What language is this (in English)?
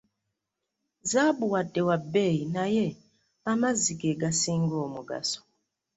Ganda